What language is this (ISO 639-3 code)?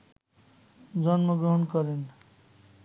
ben